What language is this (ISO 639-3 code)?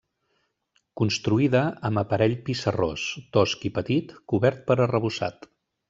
cat